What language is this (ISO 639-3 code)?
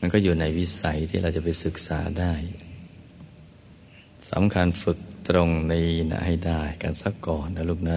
tha